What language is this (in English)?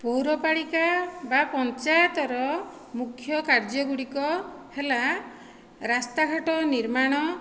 Odia